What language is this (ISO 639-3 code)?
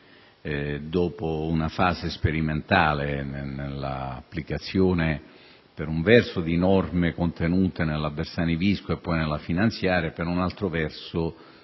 ita